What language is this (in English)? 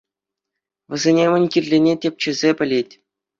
Chuvash